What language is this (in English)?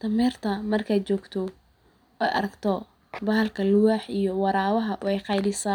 Somali